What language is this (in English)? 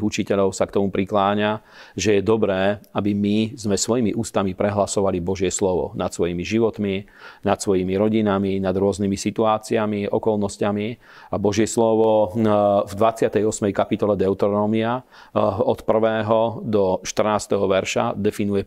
Slovak